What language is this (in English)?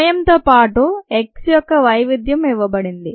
Telugu